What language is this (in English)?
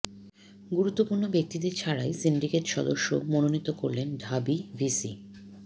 Bangla